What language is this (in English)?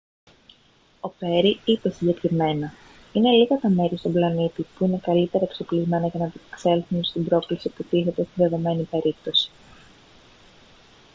Greek